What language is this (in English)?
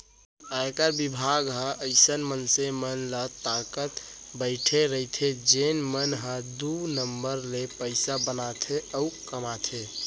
Chhattisgarhi